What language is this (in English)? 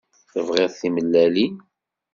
Kabyle